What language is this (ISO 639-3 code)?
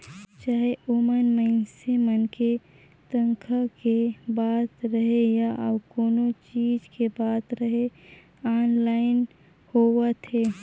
hne